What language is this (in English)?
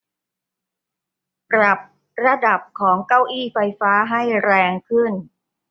Thai